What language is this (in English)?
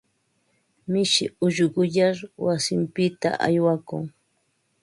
Ambo-Pasco Quechua